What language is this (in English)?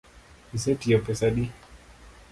Luo (Kenya and Tanzania)